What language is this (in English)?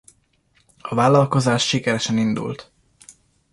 Hungarian